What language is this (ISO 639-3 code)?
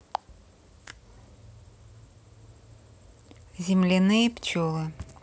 rus